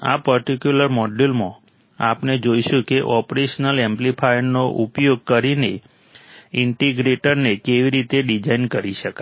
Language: Gujarati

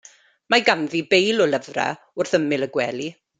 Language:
Welsh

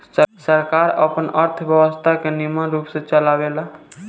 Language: Bhojpuri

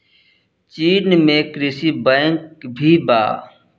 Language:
Bhojpuri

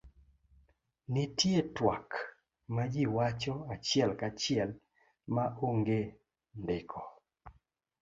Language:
Luo (Kenya and Tanzania)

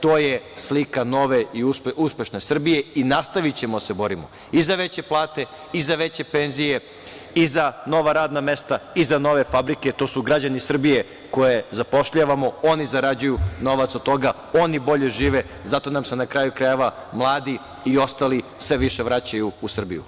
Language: Serbian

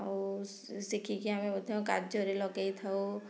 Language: Odia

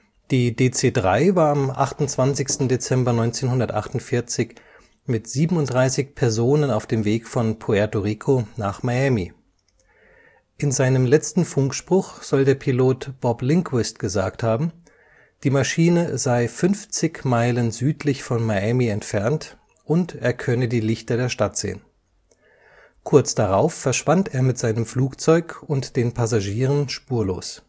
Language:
German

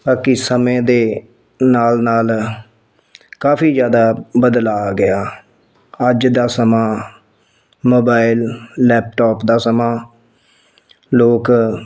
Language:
Punjabi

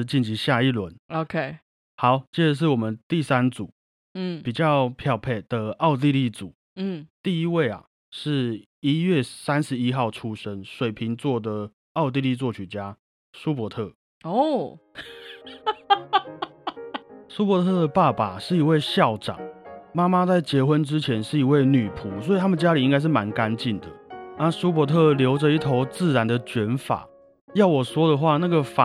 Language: Chinese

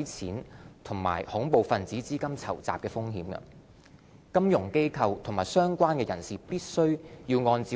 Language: Cantonese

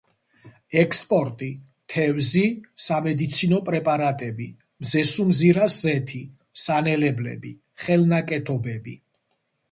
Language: Georgian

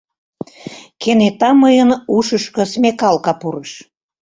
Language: Mari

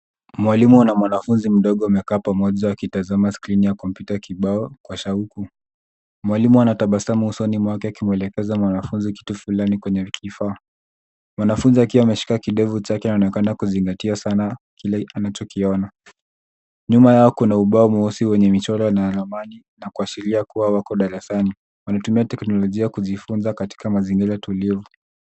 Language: Swahili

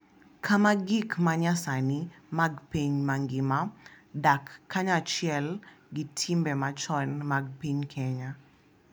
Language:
Luo (Kenya and Tanzania)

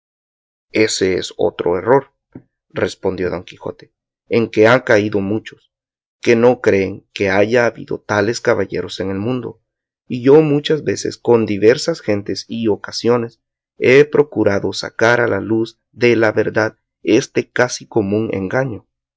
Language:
Spanish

